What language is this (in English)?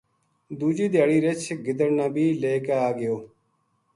Gujari